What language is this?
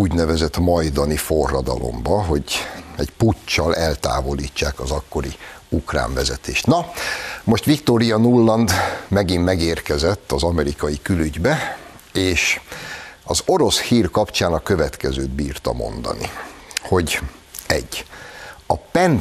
Hungarian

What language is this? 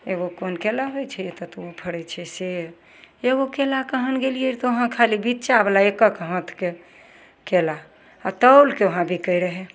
Maithili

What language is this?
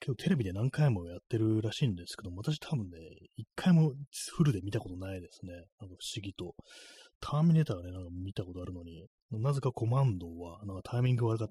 Japanese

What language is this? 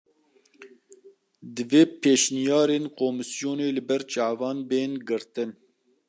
Kurdish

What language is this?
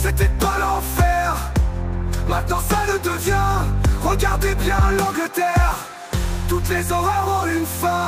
French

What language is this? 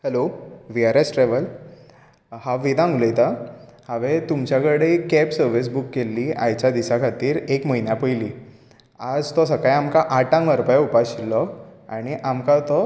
Konkani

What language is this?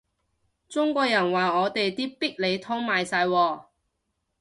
Cantonese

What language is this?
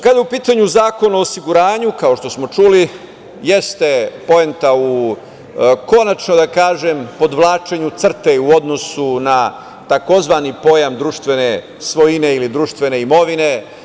Serbian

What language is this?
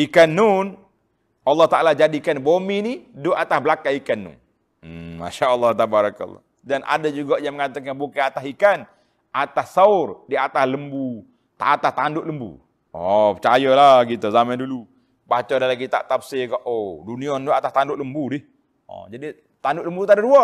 Malay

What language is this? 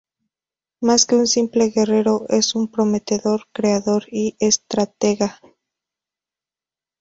Spanish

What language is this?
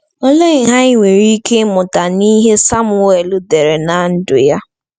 Igbo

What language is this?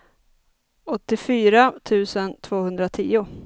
Swedish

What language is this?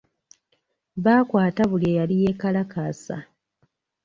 Ganda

